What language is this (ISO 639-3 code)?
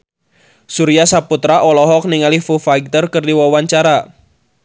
sun